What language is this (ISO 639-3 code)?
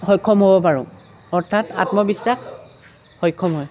asm